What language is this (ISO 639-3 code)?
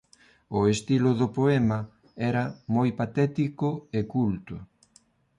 glg